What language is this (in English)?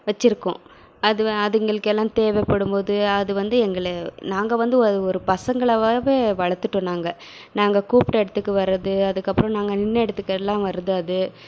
Tamil